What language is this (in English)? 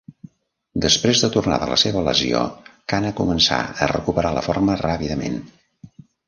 Catalan